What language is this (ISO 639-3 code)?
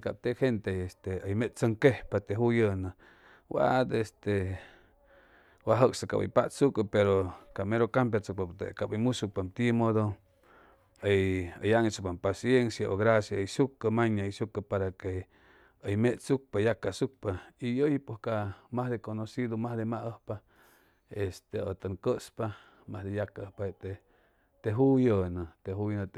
zoh